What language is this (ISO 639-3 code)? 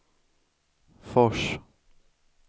swe